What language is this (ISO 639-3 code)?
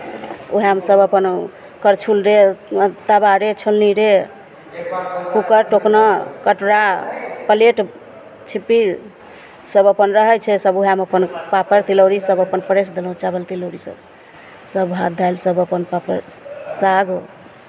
mai